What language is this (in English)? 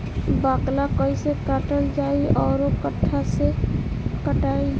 Bhojpuri